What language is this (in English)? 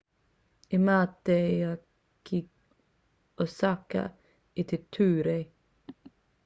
Māori